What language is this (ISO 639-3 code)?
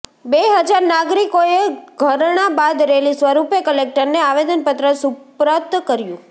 guj